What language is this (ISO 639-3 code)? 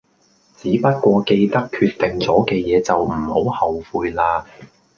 yue